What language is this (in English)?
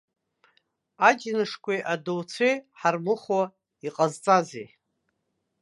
Abkhazian